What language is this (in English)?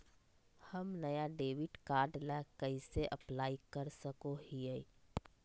Magahi